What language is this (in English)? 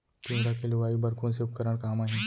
Chhattisgarhi